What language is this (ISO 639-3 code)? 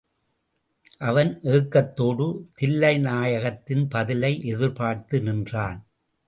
tam